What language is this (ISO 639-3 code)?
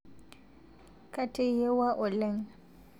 mas